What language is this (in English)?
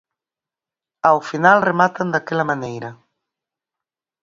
Galician